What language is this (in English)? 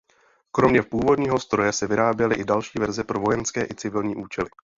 Czech